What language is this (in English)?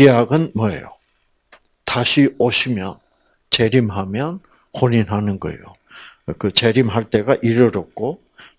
Korean